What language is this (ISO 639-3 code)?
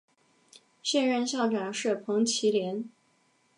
zho